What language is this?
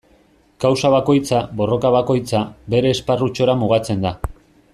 Basque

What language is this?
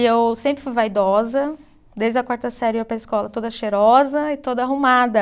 Portuguese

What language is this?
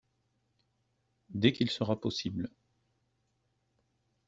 French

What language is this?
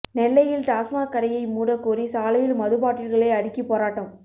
Tamil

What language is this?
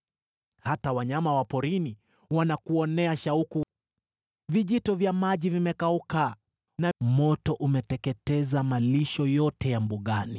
Swahili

